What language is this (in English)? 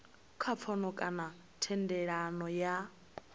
Venda